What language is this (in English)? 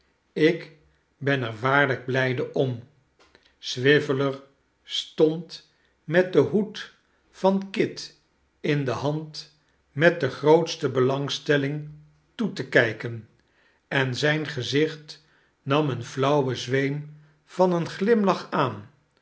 Dutch